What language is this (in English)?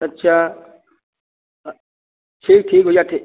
Hindi